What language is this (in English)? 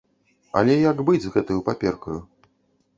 Belarusian